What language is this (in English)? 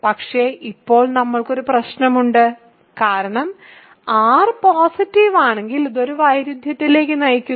Malayalam